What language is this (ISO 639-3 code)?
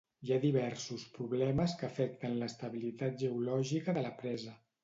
cat